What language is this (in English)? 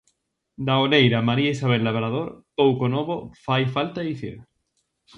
Galician